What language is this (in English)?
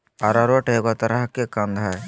Magahi